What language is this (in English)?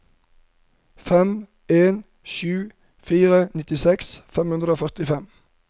Norwegian